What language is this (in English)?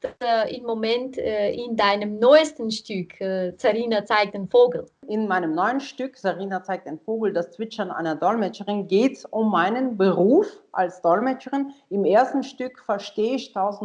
German